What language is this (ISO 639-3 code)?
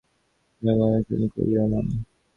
ben